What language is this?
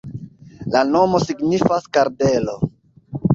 Esperanto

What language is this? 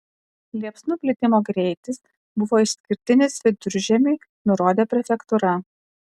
Lithuanian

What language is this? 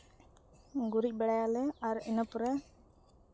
Santali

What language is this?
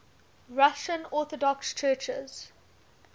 English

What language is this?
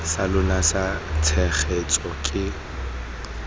Tswana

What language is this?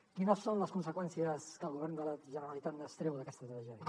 Catalan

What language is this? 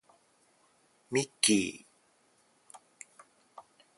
Japanese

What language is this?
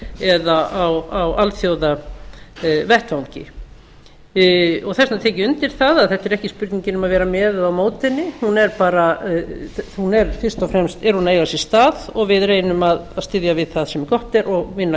Icelandic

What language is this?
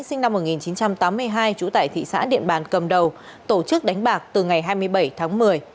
Vietnamese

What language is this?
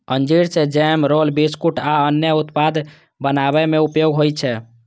Maithili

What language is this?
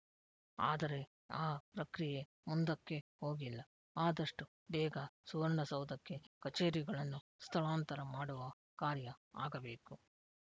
Kannada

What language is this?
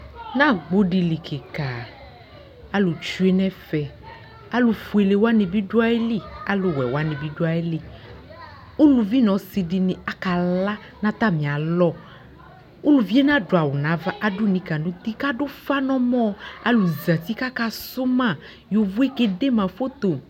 Ikposo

